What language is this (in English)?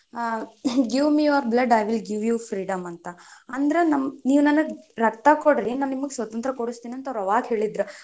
Kannada